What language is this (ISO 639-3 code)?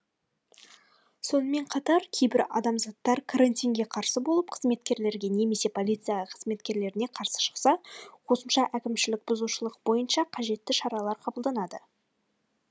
kaz